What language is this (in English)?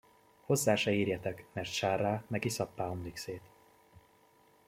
Hungarian